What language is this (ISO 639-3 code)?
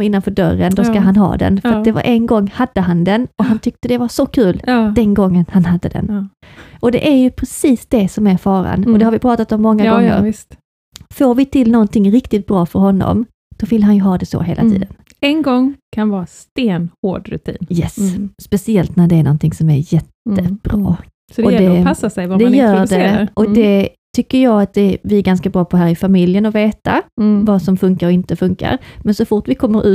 swe